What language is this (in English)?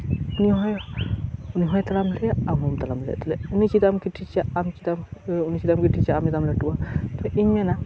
Santali